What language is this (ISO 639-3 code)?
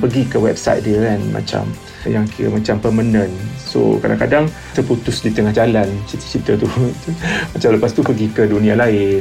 msa